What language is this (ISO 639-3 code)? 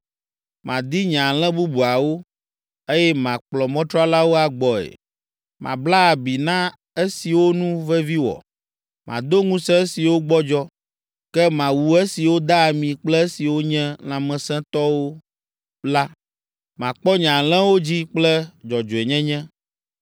ewe